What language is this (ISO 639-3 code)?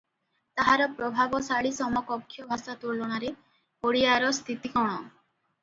ori